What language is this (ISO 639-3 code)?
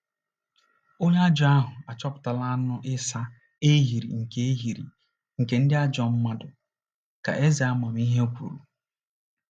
ibo